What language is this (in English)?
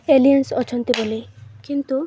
Odia